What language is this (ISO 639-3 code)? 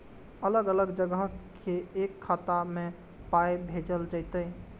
mai